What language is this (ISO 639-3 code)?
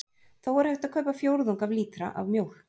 isl